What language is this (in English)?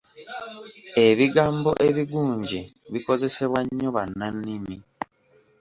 Ganda